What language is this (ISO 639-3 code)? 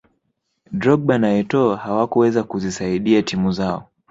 swa